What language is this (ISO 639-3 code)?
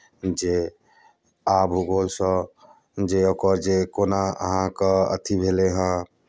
mai